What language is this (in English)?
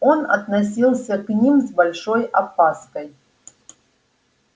Russian